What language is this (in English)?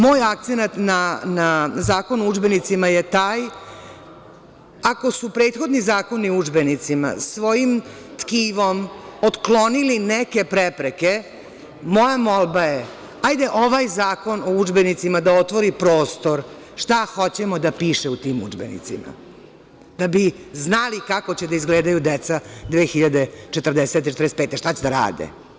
Serbian